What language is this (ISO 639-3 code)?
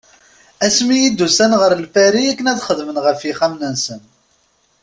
kab